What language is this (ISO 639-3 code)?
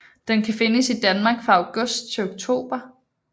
dan